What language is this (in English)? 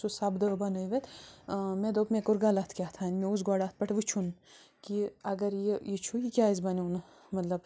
Kashmiri